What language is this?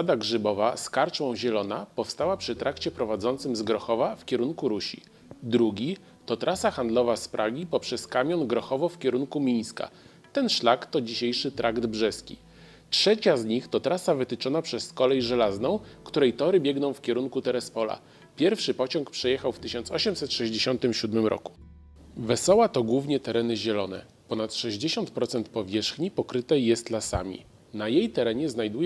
Polish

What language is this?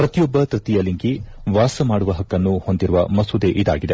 Kannada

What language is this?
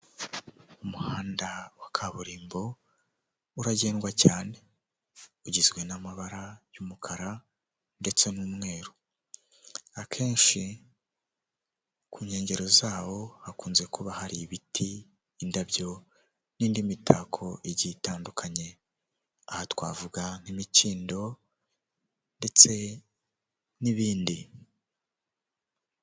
Kinyarwanda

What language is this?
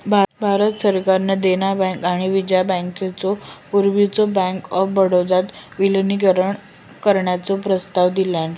Marathi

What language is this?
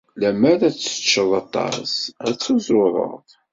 Kabyle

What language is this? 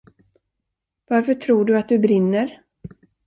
Swedish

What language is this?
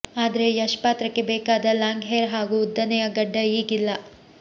Kannada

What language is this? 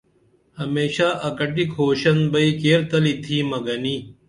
Dameli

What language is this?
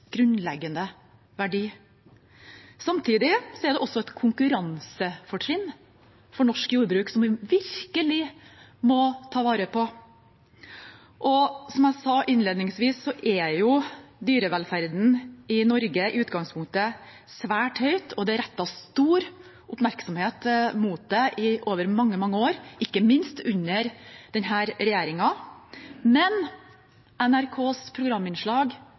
Norwegian Bokmål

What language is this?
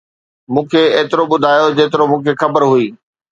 Sindhi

